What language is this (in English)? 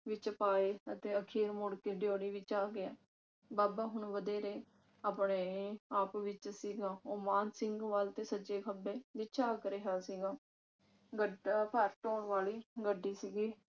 Punjabi